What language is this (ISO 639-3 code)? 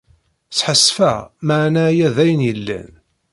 kab